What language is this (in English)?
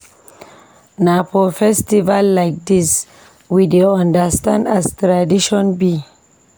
Nigerian Pidgin